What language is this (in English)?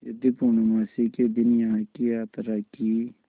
Hindi